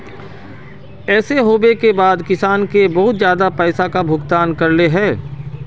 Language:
Magahi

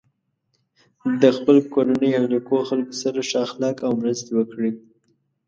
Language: Pashto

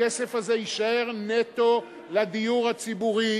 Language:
Hebrew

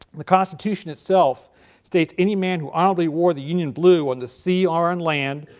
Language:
English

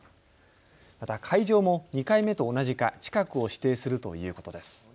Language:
Japanese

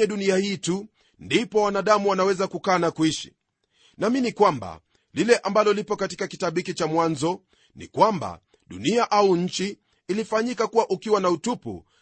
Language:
Swahili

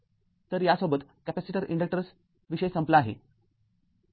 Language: Marathi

